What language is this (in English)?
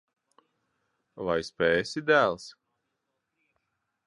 Latvian